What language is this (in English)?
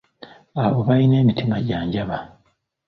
Ganda